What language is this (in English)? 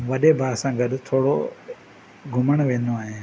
Sindhi